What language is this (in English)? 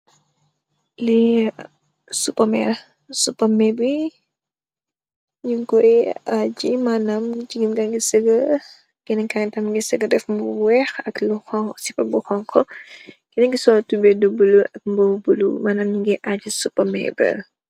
Wolof